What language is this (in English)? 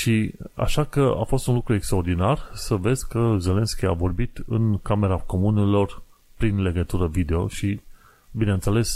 Romanian